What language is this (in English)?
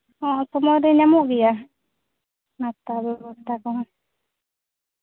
Santali